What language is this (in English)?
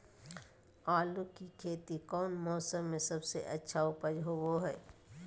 Magahi